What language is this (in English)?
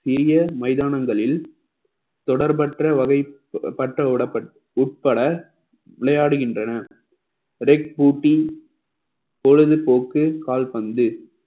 Tamil